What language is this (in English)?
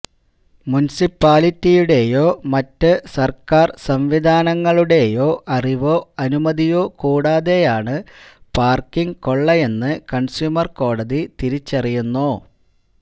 Malayalam